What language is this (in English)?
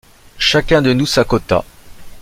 French